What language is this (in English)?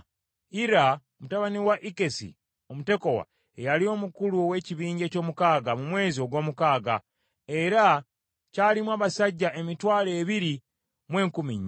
Ganda